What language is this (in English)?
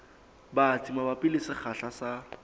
Southern Sotho